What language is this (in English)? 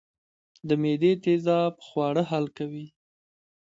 Pashto